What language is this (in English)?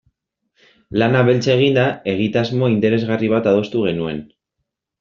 Basque